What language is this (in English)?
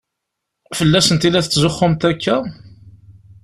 Kabyle